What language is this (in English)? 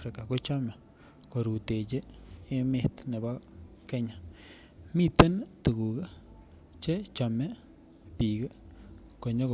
Kalenjin